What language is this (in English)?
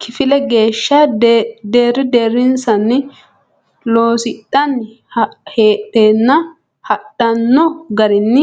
Sidamo